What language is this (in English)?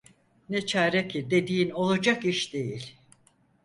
Turkish